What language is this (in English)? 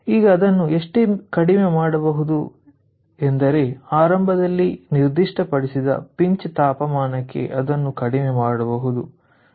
Kannada